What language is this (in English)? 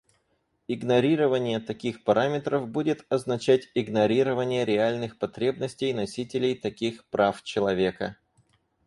Russian